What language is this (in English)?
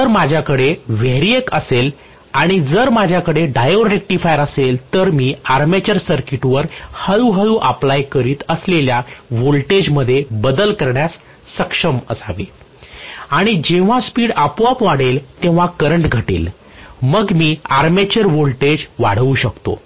Marathi